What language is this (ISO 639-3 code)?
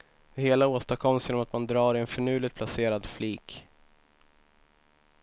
swe